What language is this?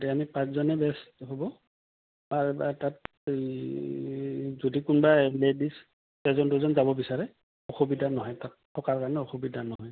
Assamese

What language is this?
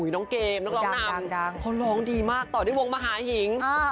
Thai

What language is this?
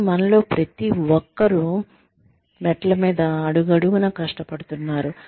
Telugu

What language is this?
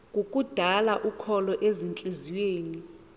Xhosa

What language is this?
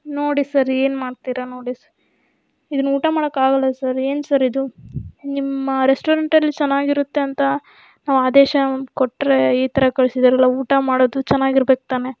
Kannada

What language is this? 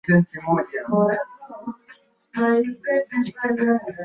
Swahili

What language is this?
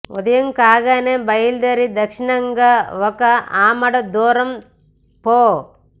Telugu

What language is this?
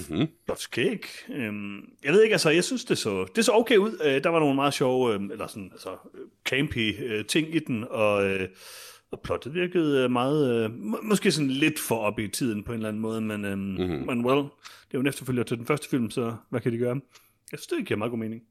Danish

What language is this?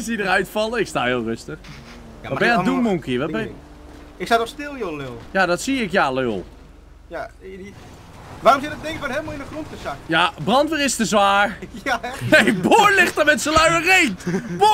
Dutch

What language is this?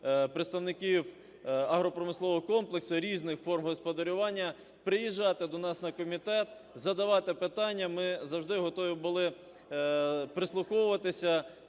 Ukrainian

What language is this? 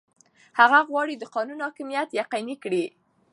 Pashto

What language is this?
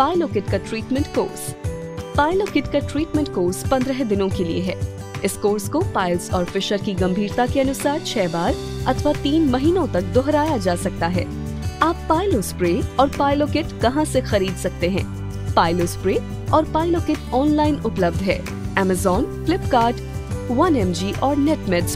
Hindi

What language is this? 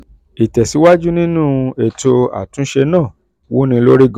Yoruba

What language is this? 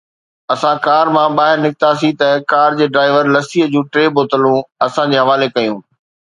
Sindhi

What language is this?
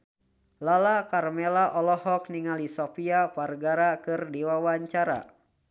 Sundanese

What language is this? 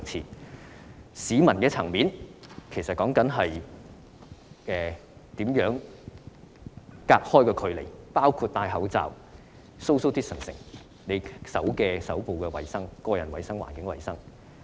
Cantonese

